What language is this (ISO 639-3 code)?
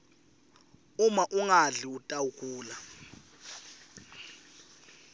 ssw